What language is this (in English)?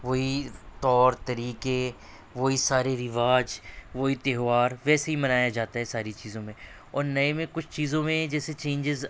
Urdu